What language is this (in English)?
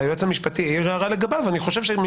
Hebrew